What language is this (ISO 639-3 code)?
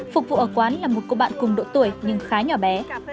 vie